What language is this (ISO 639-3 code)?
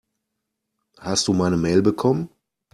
deu